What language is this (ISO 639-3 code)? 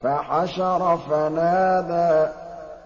ara